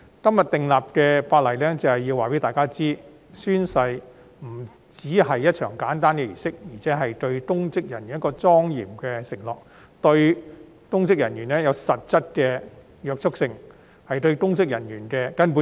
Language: Cantonese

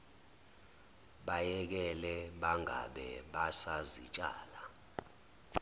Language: Zulu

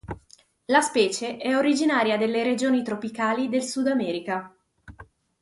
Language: Italian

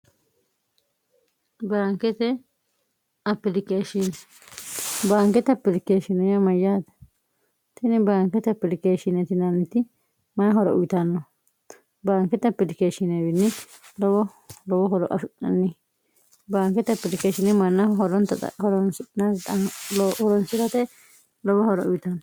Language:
Sidamo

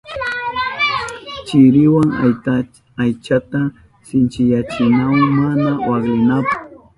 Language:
Southern Pastaza Quechua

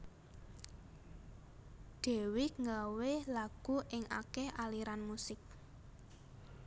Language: Javanese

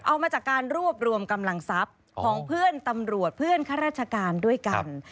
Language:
Thai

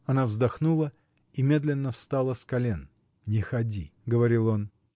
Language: Russian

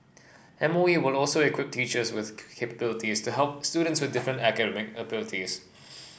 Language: English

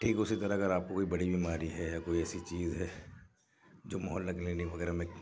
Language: Urdu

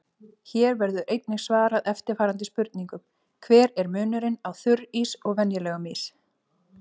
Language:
Icelandic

